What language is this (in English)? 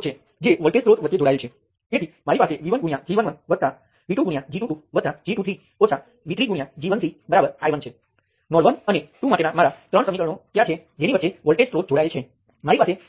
Gujarati